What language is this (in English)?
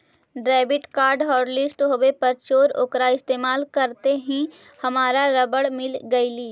Magahi